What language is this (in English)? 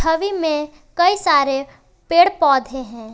Hindi